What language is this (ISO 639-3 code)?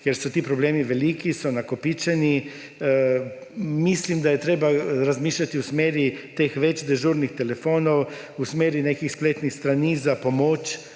slv